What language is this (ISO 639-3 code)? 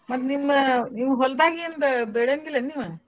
kan